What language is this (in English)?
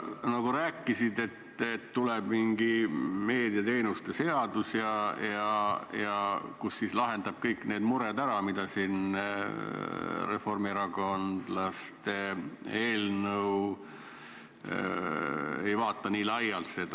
Estonian